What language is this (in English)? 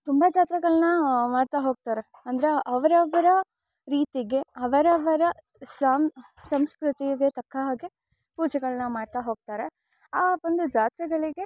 Kannada